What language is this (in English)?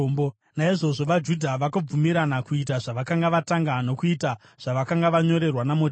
Shona